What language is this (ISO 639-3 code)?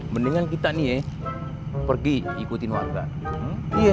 ind